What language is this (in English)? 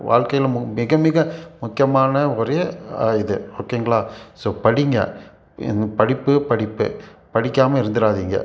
Tamil